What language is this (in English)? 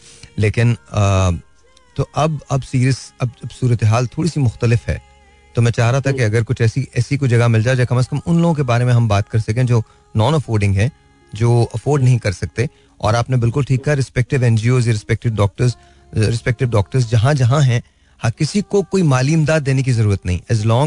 Hindi